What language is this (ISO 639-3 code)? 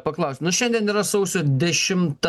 lit